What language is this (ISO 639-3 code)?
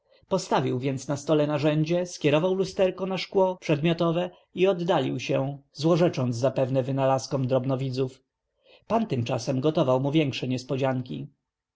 pol